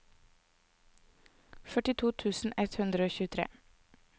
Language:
Norwegian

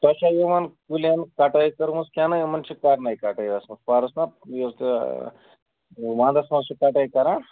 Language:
Kashmiri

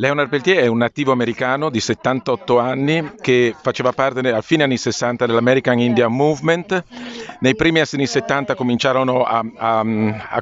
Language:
Italian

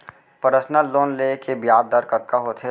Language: Chhattisgarhi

